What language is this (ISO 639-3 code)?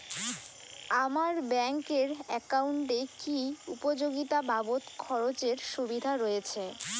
ben